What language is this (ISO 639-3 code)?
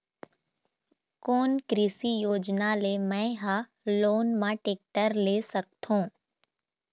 hne